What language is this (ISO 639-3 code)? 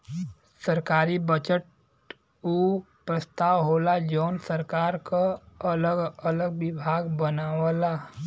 bho